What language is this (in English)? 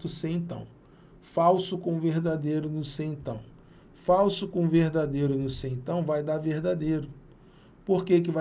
Portuguese